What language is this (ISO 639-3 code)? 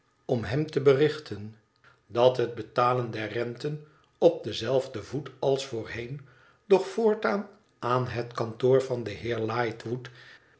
nld